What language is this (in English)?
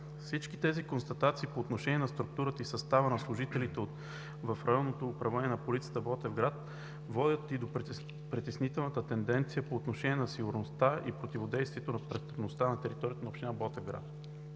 Bulgarian